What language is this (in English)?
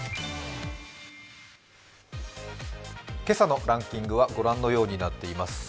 Japanese